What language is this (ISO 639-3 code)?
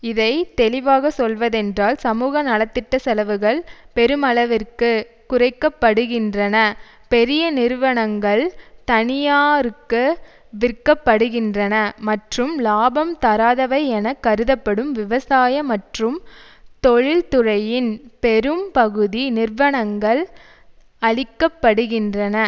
tam